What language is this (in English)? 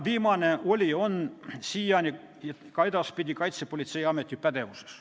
Estonian